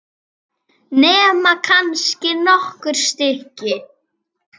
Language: Icelandic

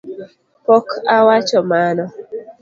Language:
Luo (Kenya and Tanzania)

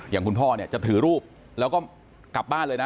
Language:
Thai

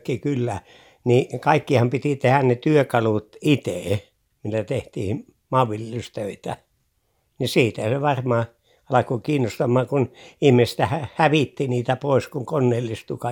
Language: Finnish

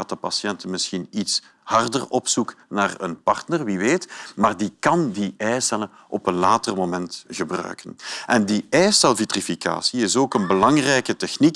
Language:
Dutch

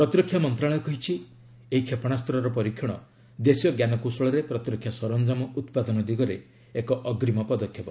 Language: Odia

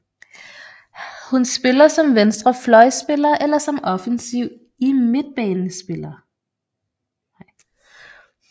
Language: Danish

